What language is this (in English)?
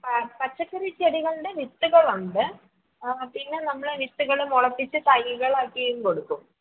Malayalam